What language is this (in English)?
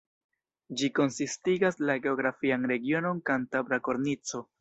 Esperanto